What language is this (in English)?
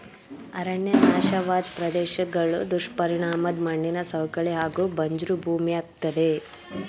Kannada